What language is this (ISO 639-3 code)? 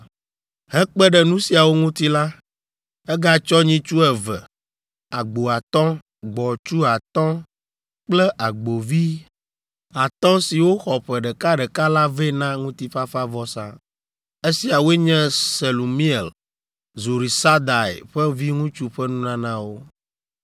ewe